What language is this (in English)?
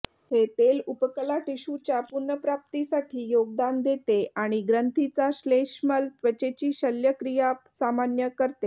Marathi